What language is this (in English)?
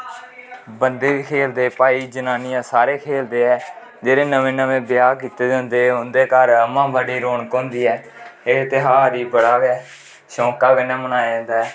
Dogri